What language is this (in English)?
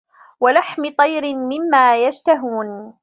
Arabic